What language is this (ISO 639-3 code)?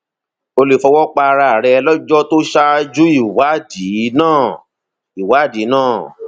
yor